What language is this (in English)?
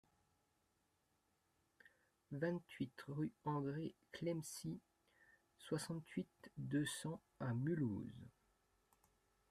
French